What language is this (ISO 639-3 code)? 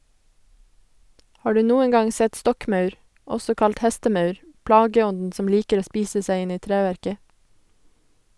nor